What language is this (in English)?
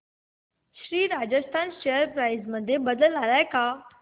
Marathi